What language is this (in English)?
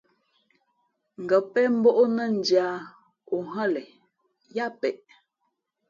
Fe'fe'